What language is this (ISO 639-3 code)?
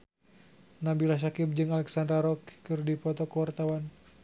sun